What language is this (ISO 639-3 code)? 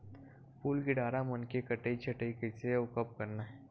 hne